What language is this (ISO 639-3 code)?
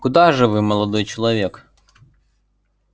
rus